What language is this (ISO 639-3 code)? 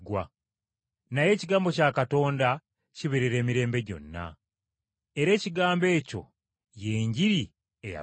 lug